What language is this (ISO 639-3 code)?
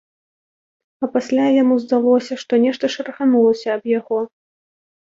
bel